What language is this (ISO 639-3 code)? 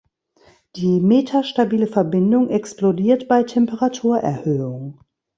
deu